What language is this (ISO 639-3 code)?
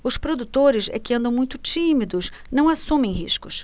por